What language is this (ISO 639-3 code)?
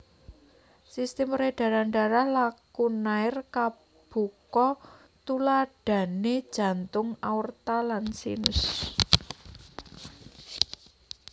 jav